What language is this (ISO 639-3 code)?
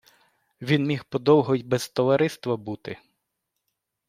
ukr